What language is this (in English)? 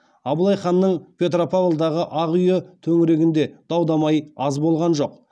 Kazakh